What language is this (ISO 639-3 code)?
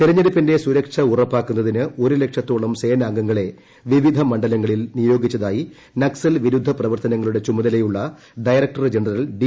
mal